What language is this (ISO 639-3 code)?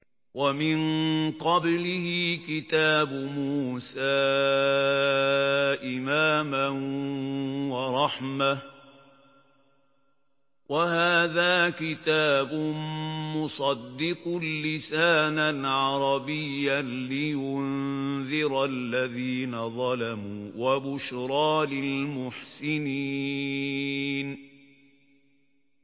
ara